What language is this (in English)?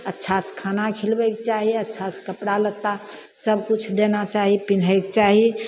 Maithili